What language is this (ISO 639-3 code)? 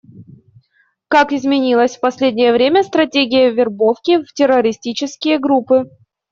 rus